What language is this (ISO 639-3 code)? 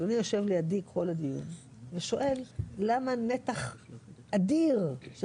heb